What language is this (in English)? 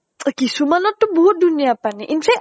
Assamese